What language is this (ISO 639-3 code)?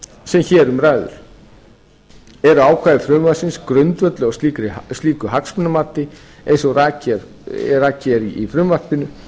isl